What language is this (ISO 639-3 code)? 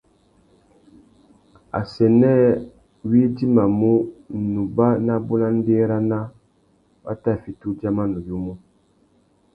bag